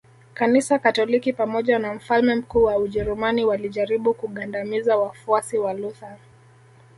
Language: Swahili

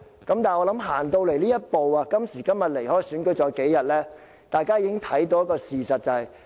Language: Cantonese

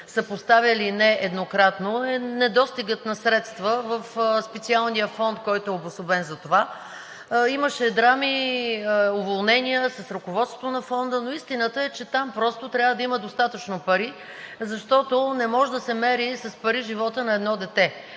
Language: Bulgarian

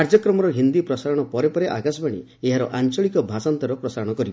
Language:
Odia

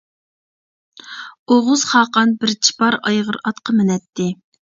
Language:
Uyghur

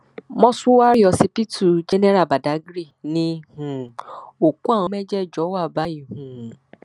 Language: Yoruba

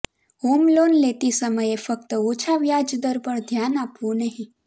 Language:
Gujarati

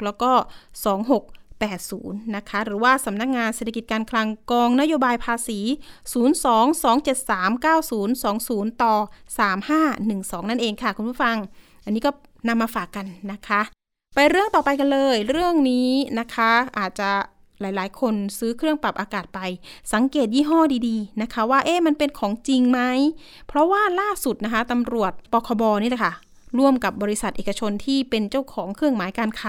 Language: Thai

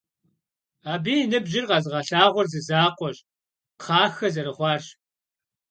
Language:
Kabardian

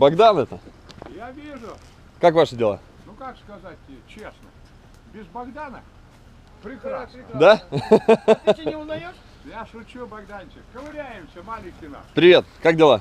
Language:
Russian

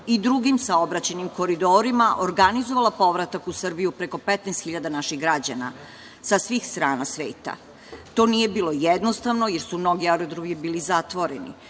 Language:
Serbian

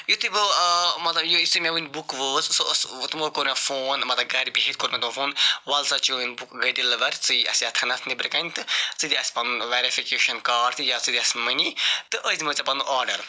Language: Kashmiri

